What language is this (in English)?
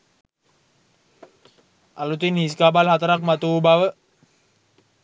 Sinhala